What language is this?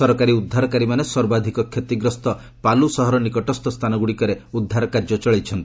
Odia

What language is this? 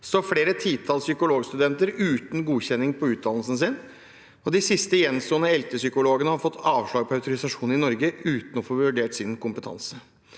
Norwegian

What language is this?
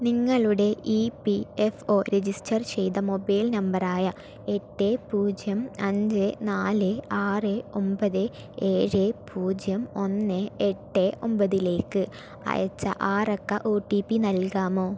Malayalam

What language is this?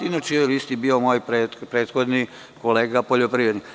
Serbian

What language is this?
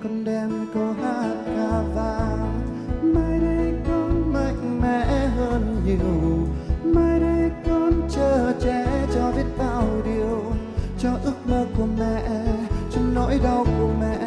Vietnamese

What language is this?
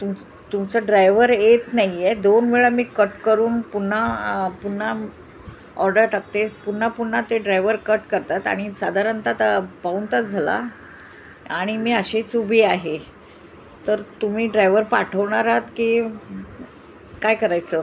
Marathi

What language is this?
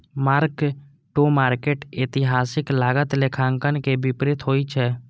Maithili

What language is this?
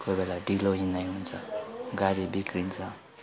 Nepali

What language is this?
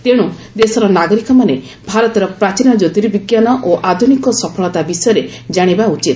Odia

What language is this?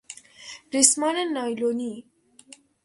Persian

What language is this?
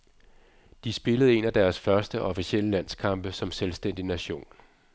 Danish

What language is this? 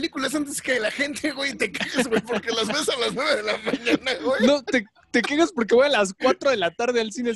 Spanish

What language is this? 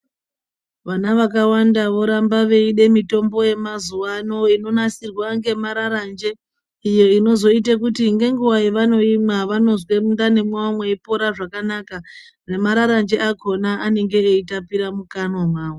Ndau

